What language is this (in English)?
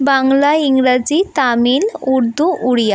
Bangla